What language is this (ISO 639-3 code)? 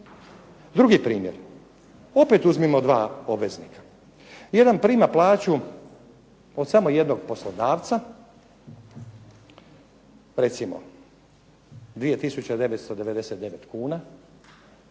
hrv